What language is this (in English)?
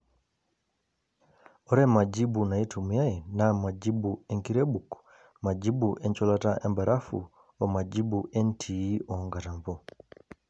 Masai